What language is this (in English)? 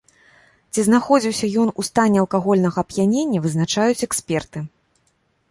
Belarusian